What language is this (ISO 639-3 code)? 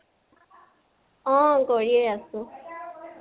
asm